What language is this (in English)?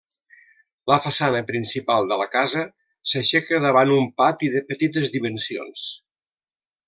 Catalan